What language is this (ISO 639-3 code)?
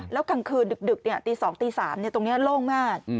tha